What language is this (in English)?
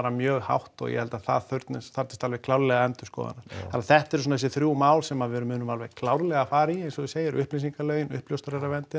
Icelandic